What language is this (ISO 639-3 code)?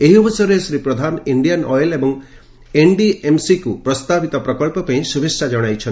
ori